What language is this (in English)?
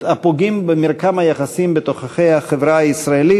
Hebrew